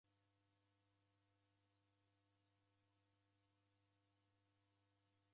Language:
Taita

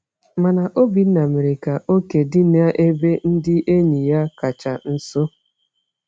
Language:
Igbo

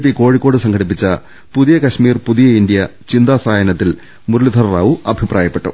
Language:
Malayalam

